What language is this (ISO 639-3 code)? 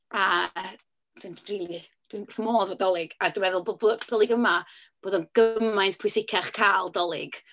cym